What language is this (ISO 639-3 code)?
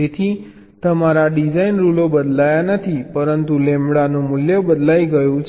guj